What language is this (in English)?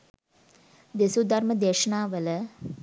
Sinhala